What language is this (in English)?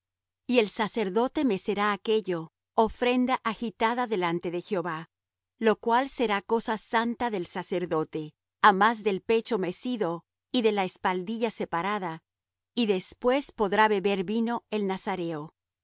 Spanish